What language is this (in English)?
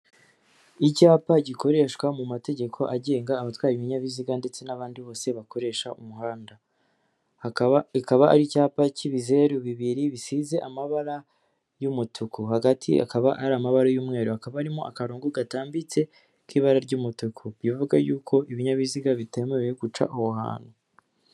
Kinyarwanda